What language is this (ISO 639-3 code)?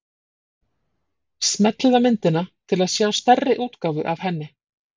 isl